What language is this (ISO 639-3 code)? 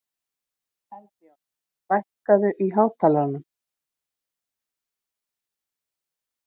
isl